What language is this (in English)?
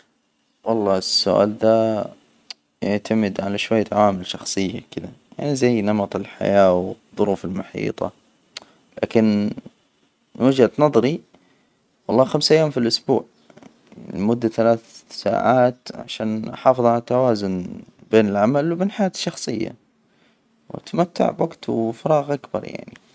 Hijazi Arabic